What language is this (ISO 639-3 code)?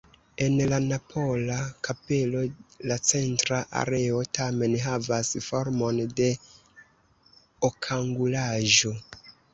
epo